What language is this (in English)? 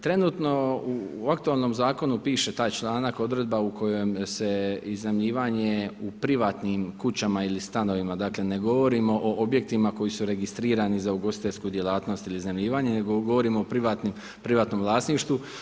Croatian